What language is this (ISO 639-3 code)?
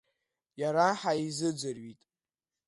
abk